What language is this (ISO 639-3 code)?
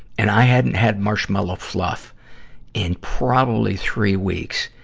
eng